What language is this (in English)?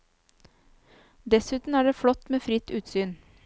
Norwegian